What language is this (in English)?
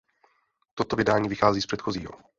Czech